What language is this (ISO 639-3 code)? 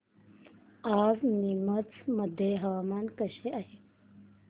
mar